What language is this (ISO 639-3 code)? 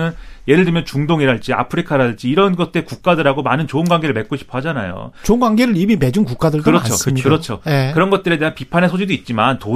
kor